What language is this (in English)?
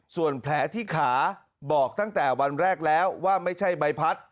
Thai